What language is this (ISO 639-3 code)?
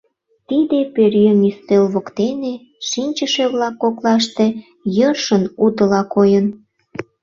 chm